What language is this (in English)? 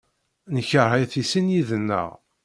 Kabyle